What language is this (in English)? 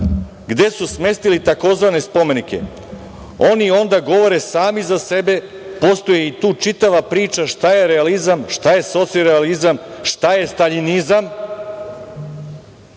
Serbian